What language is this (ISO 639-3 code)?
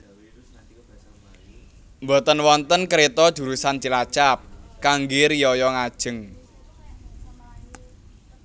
jav